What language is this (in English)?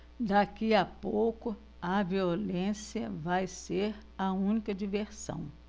Portuguese